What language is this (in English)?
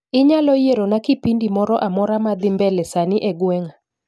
Luo (Kenya and Tanzania)